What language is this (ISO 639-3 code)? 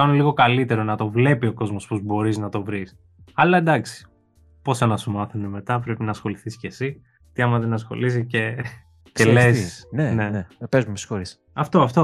ell